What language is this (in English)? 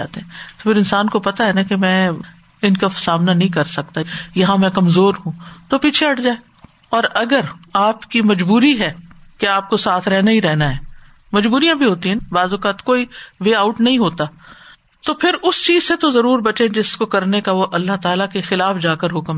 Urdu